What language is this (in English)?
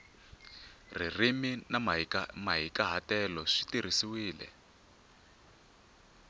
Tsonga